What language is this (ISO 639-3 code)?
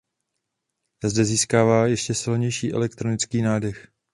ces